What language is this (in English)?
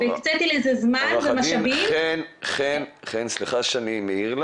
Hebrew